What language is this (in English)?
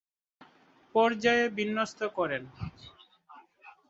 Bangla